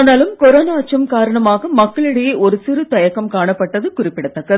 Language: Tamil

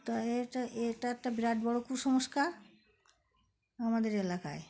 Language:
Bangla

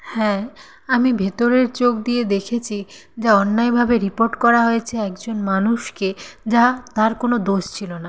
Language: Bangla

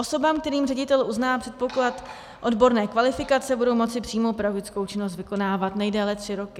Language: Czech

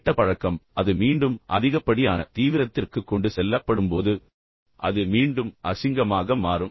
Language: Tamil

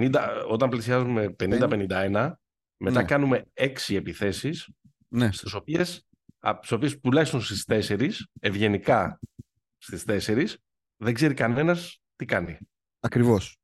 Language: Greek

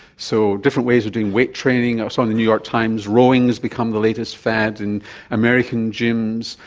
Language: English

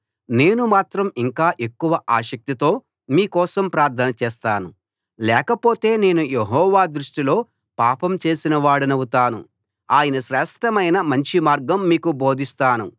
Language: Telugu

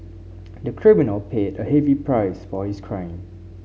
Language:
English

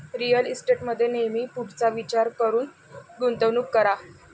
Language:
Marathi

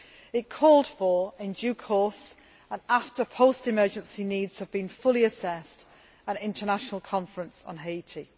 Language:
English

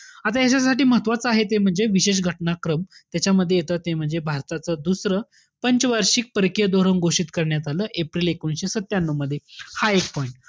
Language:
Marathi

